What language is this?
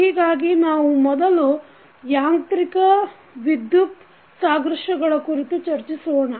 Kannada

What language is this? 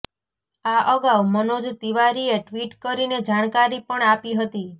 Gujarati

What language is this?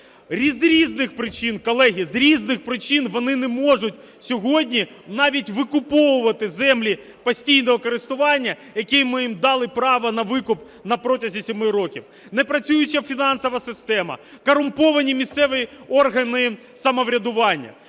Ukrainian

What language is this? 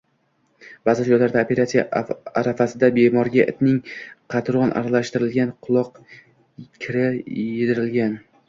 Uzbek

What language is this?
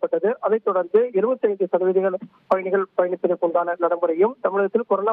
Tamil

